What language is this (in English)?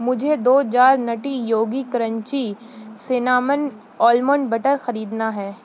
Urdu